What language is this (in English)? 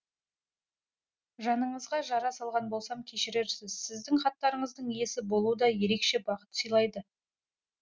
Kazakh